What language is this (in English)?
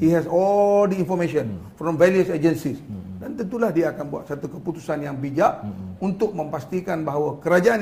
Malay